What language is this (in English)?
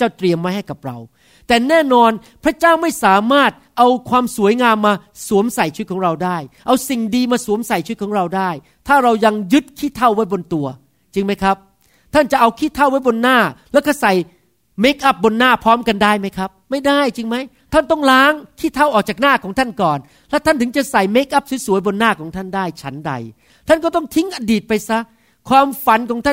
Thai